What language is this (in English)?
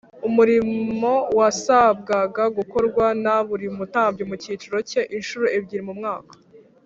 Kinyarwanda